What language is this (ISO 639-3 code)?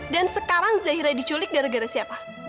ind